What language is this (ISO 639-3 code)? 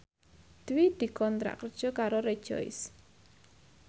jav